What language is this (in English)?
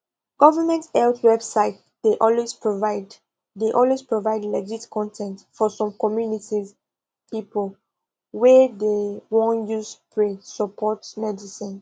Nigerian Pidgin